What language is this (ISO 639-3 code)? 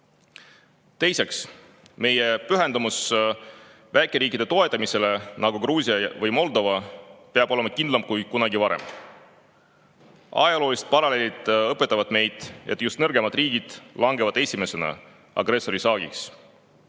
est